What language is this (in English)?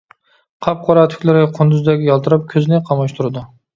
Uyghur